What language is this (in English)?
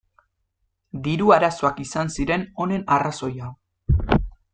Basque